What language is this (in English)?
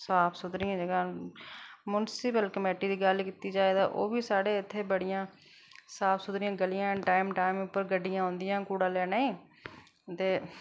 Dogri